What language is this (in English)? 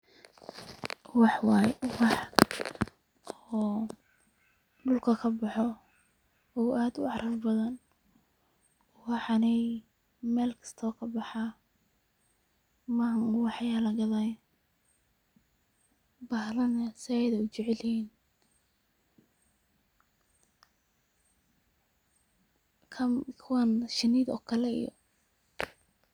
Somali